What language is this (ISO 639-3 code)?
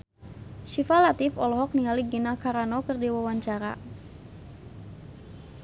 sun